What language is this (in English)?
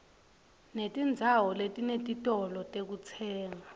Swati